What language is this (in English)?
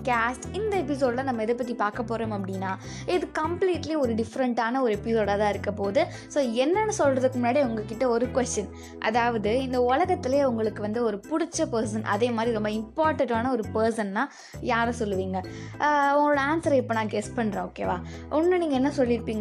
Tamil